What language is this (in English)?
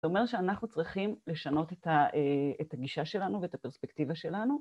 Hebrew